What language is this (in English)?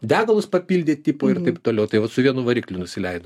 Lithuanian